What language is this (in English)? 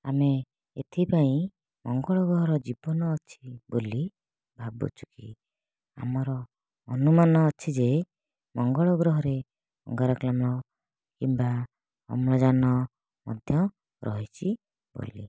Odia